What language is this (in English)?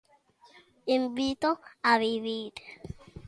Galician